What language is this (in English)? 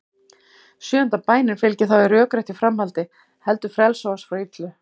Icelandic